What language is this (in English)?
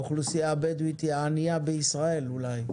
Hebrew